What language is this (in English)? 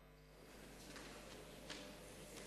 Hebrew